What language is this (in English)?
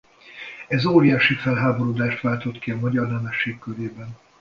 Hungarian